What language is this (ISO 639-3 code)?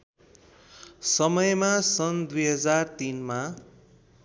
nep